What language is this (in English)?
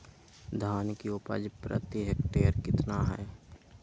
Magahi